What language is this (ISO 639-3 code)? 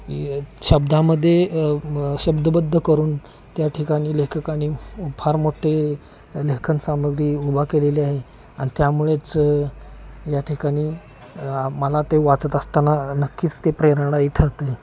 mar